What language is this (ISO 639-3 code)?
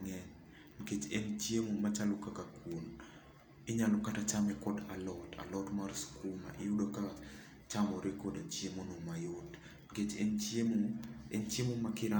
luo